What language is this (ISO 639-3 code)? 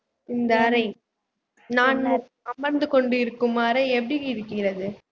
tam